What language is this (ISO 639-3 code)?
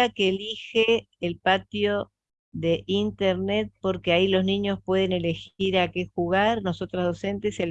spa